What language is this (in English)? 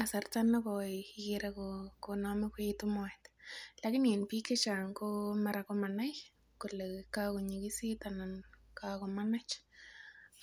Kalenjin